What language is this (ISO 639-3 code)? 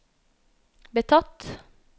nor